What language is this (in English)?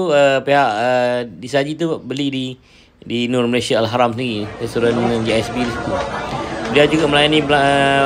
Malay